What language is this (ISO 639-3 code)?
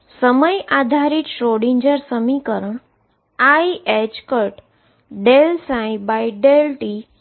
guj